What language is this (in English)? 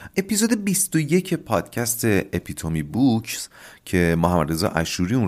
Persian